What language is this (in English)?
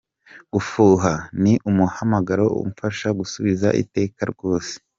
Kinyarwanda